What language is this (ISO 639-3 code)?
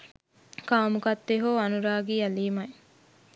sin